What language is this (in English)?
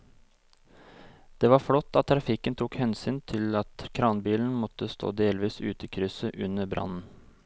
Norwegian